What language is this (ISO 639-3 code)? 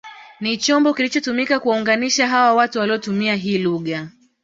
swa